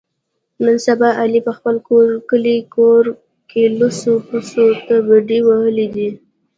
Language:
Pashto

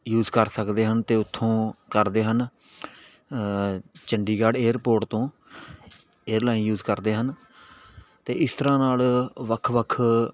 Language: Punjabi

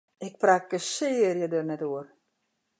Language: Western Frisian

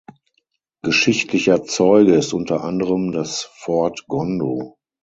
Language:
German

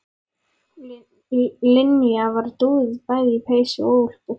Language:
Icelandic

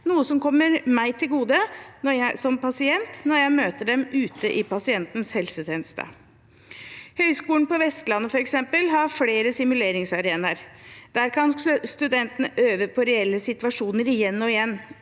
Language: Norwegian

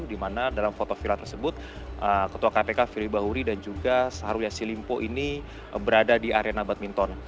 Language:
Indonesian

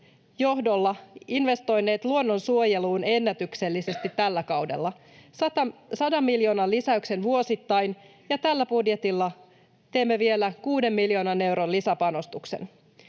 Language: Finnish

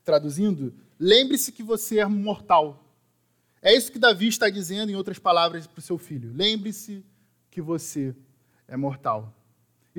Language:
Portuguese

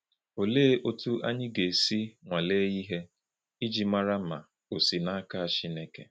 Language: Igbo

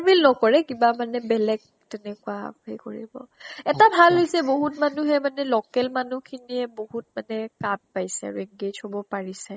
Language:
Assamese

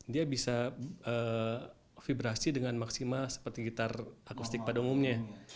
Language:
Indonesian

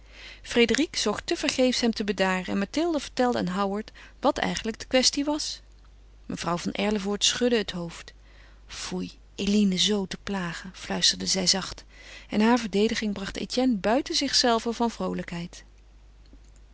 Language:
Dutch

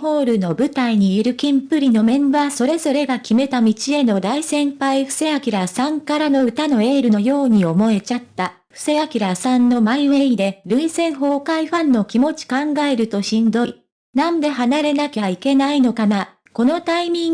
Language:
Japanese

